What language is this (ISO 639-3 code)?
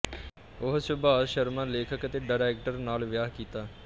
pan